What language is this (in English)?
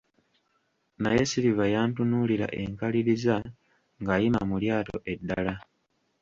Ganda